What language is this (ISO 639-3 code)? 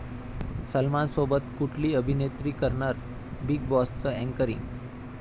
mar